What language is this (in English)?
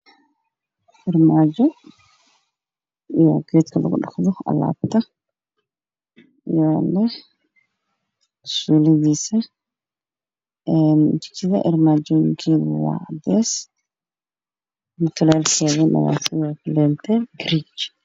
Somali